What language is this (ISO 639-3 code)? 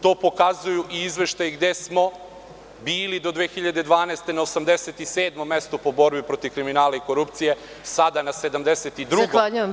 srp